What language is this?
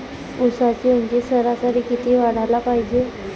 Marathi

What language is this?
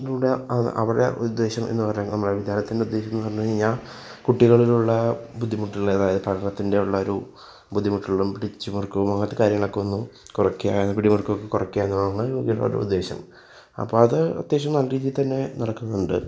Malayalam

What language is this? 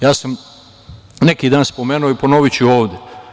Serbian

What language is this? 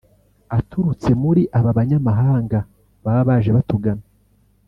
Kinyarwanda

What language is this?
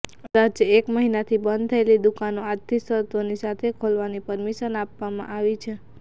Gujarati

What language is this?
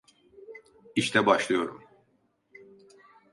Turkish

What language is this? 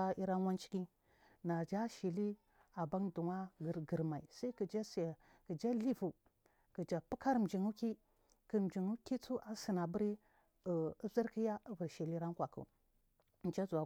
Marghi South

